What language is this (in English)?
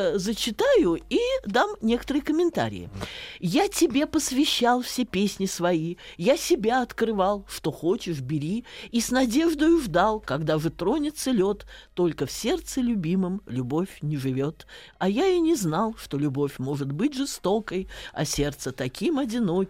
Russian